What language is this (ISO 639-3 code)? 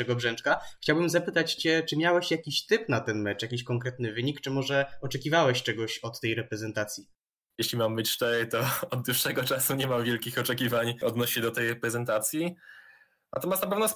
pol